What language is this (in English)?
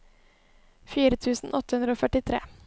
Norwegian